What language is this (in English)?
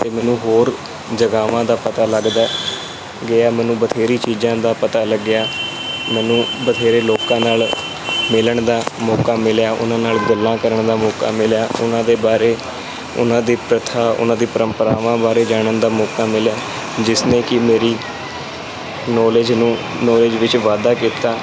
Punjabi